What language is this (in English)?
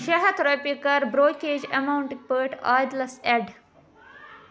Kashmiri